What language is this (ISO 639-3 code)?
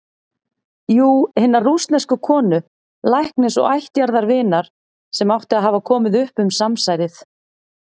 isl